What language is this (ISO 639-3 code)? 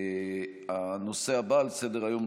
heb